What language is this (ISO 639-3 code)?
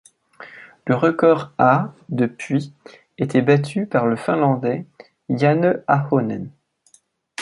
fra